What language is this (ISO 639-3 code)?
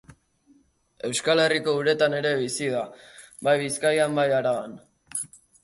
eus